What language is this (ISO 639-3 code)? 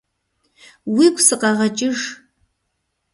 kbd